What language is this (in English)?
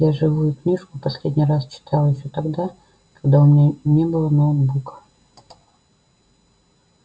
Russian